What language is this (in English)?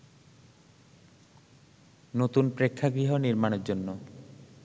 Bangla